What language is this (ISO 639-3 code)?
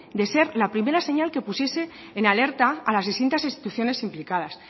spa